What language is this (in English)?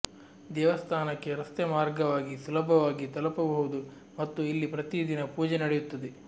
Kannada